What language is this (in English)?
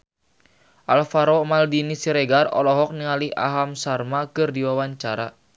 Sundanese